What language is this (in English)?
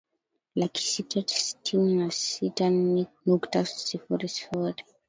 Swahili